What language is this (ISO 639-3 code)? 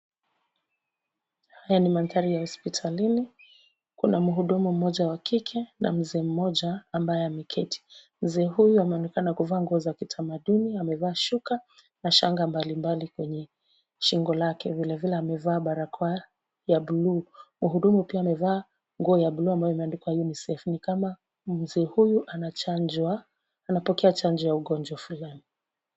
swa